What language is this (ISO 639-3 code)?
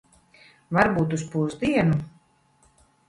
lav